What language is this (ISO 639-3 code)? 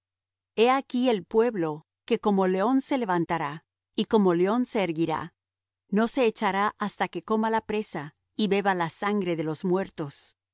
spa